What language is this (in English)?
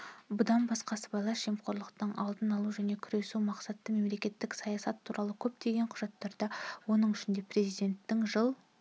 Kazakh